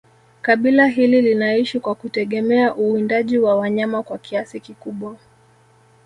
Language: Swahili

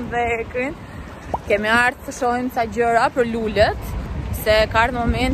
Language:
Romanian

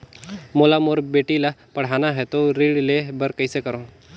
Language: Chhattisgarhi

